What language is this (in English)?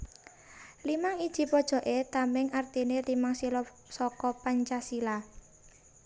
Javanese